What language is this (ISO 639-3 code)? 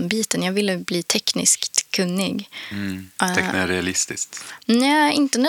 swe